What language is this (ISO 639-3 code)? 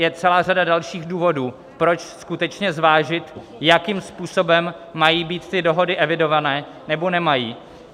ces